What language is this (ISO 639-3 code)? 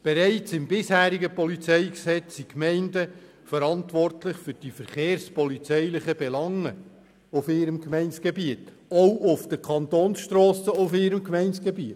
gsw